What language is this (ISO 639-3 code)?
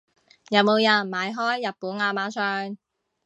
yue